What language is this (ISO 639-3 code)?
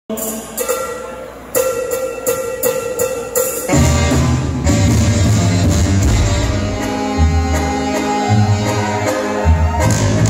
ara